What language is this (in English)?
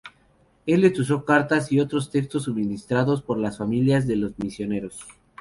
Spanish